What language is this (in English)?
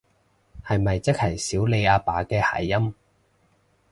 Cantonese